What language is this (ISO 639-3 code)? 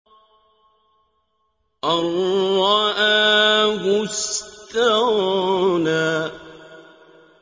ara